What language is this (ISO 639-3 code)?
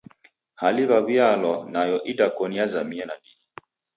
dav